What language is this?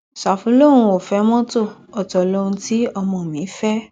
Yoruba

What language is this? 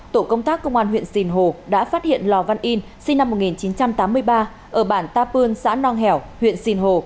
Vietnamese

